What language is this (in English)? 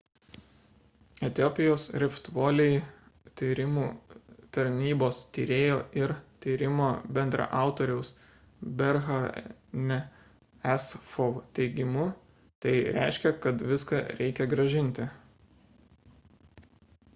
Lithuanian